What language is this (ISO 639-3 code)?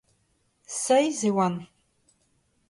bre